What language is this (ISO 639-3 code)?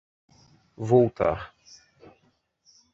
por